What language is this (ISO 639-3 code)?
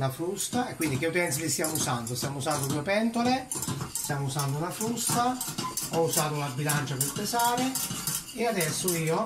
ita